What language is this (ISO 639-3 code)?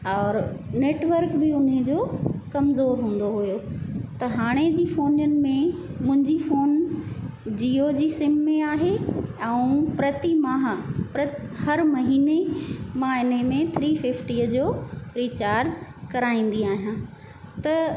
snd